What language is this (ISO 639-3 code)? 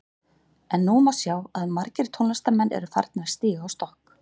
isl